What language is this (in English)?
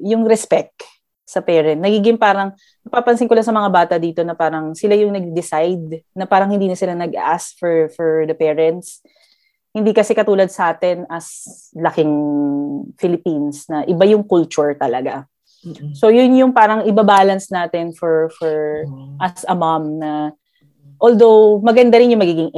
Filipino